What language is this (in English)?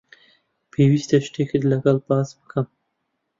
Central Kurdish